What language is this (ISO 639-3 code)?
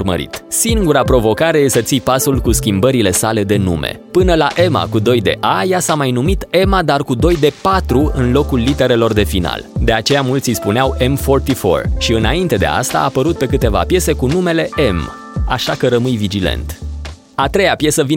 ron